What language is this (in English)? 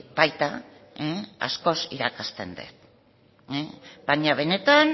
Basque